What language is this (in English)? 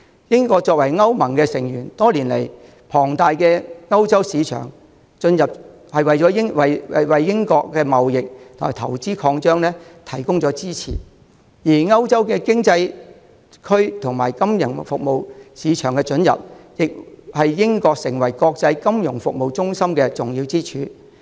Cantonese